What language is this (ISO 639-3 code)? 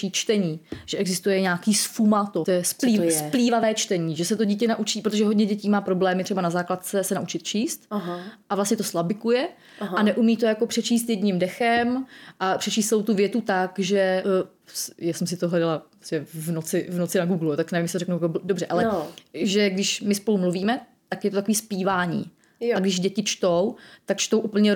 ces